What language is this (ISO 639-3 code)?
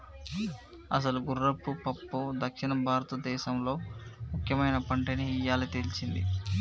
tel